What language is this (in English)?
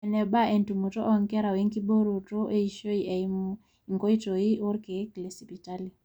Masai